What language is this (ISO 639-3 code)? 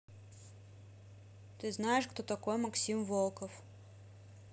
rus